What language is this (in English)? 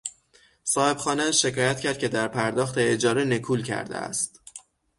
Persian